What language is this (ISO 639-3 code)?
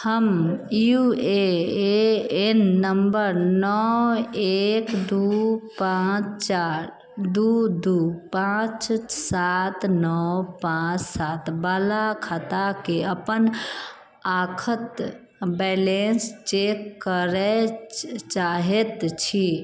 mai